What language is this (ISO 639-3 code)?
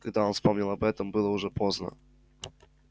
rus